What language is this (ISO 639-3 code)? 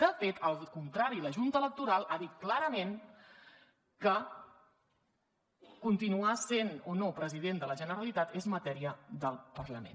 cat